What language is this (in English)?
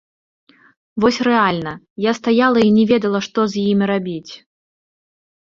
Belarusian